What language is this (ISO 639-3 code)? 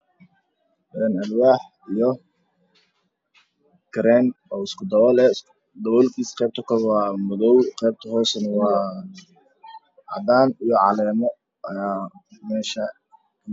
som